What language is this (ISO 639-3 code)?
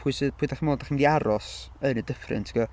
cym